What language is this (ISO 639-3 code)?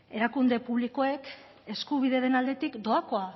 eus